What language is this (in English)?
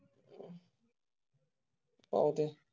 Marathi